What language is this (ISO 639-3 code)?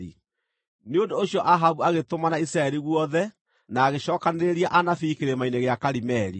kik